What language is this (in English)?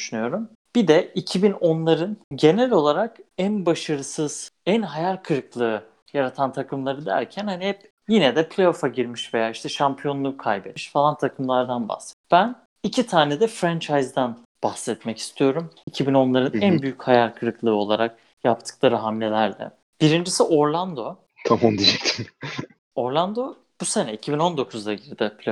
Turkish